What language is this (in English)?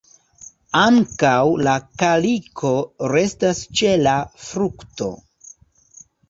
Esperanto